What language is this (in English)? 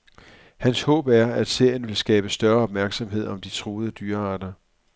Danish